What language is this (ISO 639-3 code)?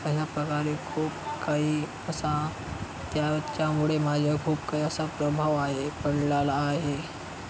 mar